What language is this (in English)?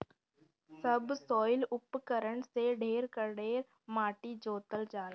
Bhojpuri